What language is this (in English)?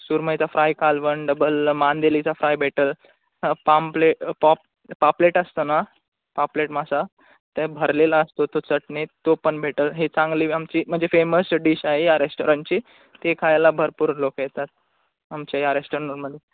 Marathi